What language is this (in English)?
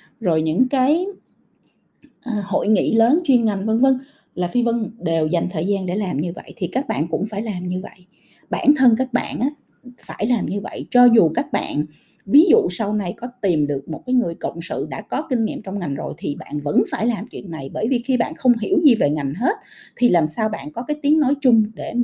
Vietnamese